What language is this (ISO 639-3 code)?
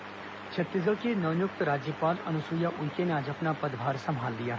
hin